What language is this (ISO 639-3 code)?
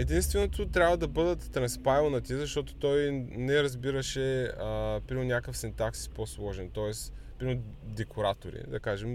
bul